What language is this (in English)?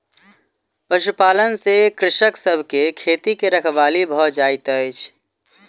Maithili